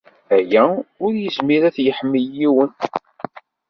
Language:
Kabyle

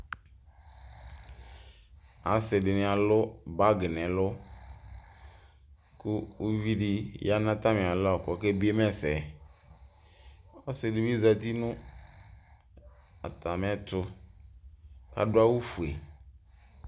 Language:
Ikposo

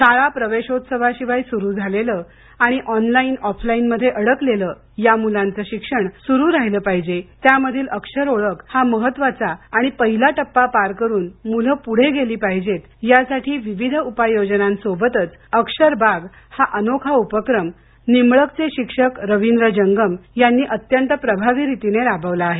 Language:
Marathi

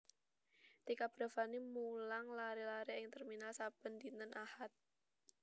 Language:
Javanese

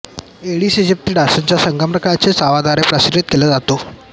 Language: Marathi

